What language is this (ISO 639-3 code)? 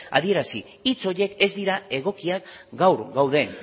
eus